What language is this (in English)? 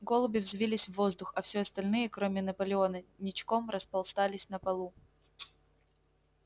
Russian